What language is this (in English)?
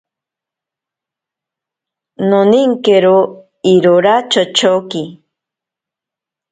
Ashéninka Perené